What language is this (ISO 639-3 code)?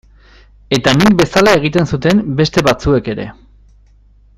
eus